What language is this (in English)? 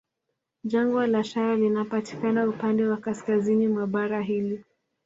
Swahili